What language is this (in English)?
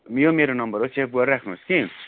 Nepali